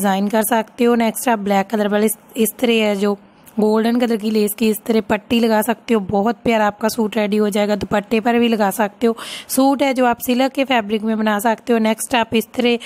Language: Hindi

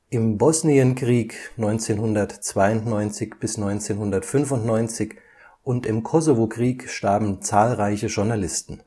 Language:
German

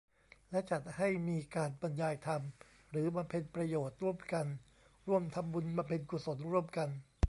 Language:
Thai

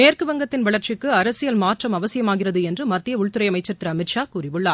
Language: Tamil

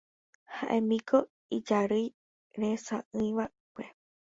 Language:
Guarani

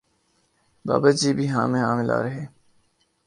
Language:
Urdu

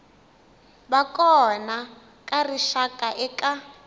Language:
Tsonga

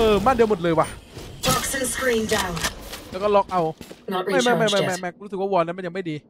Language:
Thai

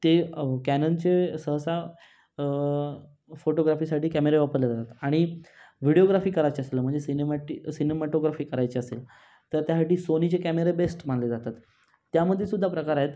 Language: Marathi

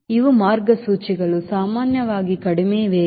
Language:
Kannada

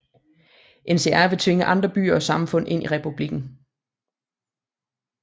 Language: Danish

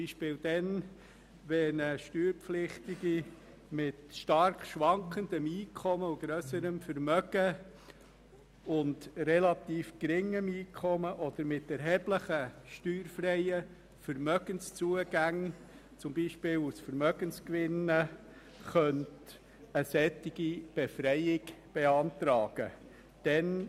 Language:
Swiss German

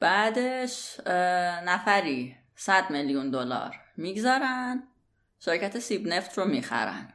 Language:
Persian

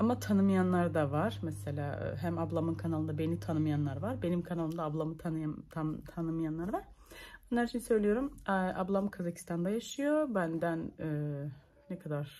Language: Turkish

